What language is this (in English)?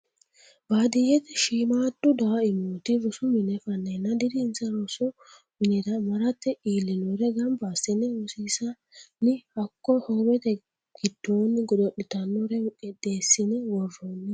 Sidamo